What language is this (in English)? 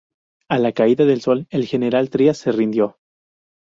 Spanish